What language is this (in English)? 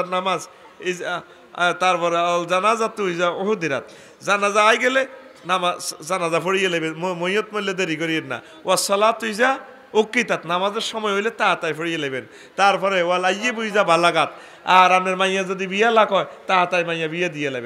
Turkish